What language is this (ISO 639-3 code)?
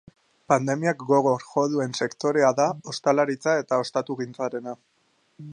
eus